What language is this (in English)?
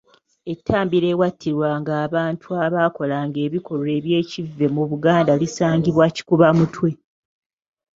Ganda